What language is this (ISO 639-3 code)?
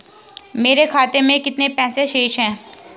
hin